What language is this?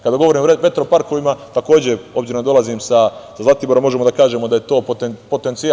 Serbian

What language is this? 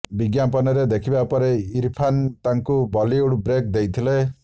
Odia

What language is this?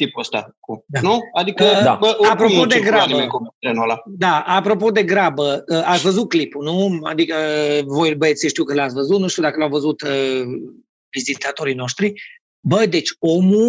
Romanian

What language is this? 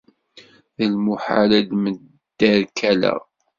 Kabyle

